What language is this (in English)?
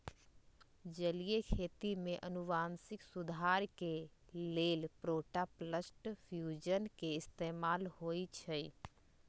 Magahi